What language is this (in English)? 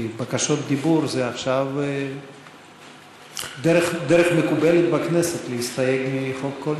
Hebrew